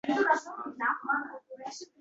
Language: Uzbek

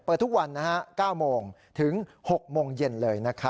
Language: Thai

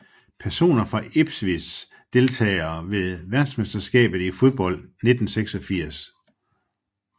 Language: Danish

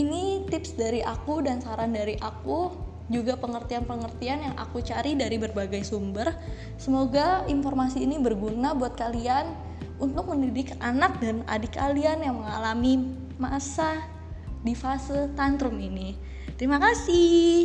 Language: Indonesian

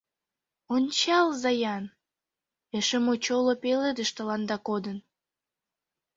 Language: Mari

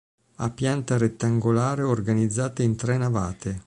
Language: Italian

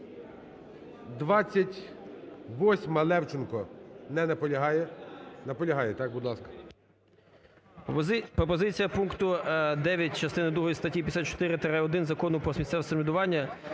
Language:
Ukrainian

